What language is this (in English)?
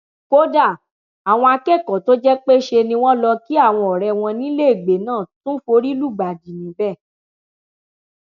Yoruba